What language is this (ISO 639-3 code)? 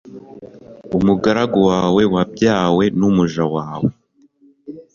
kin